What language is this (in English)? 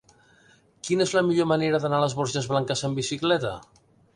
Catalan